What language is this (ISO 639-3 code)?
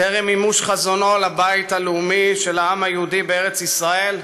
heb